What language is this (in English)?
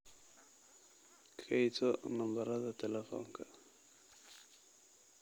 Somali